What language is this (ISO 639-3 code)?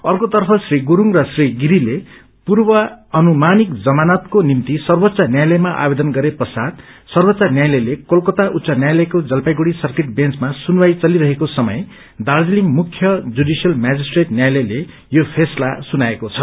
nep